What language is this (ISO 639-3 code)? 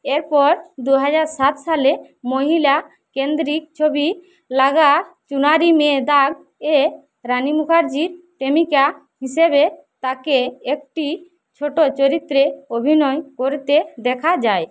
ben